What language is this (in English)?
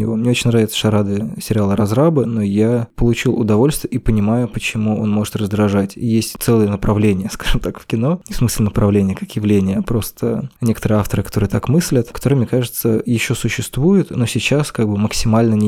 Russian